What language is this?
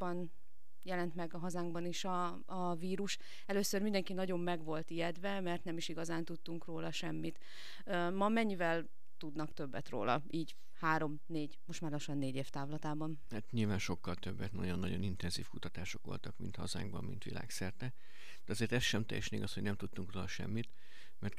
Hungarian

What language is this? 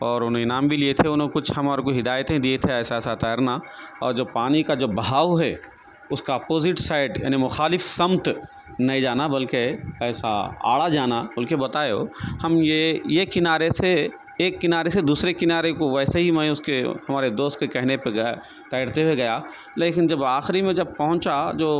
Urdu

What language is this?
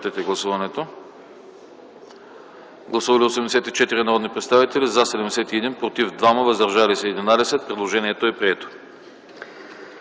Bulgarian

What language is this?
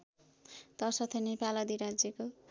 Nepali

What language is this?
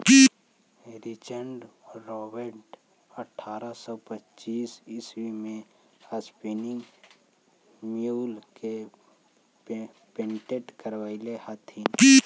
Magahi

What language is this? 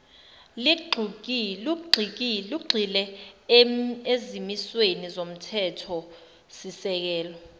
Zulu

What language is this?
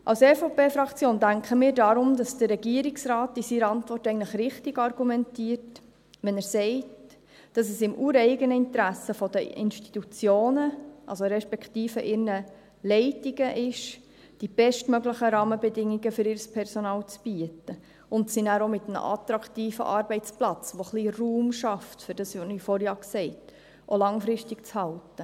Swiss German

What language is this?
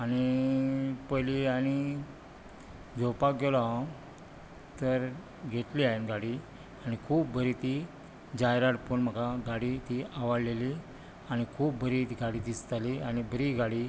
Konkani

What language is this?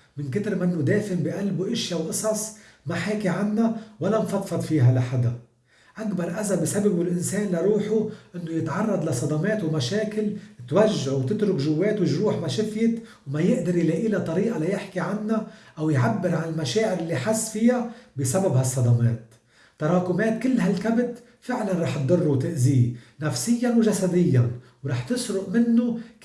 Arabic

